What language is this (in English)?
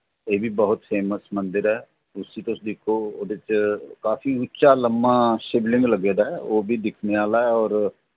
Dogri